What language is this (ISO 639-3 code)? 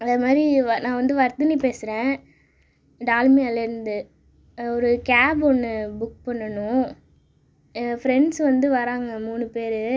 tam